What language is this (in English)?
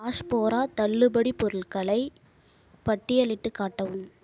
Tamil